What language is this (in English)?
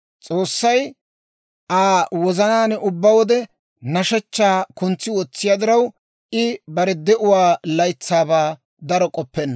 Dawro